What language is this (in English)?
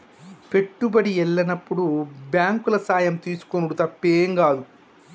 Telugu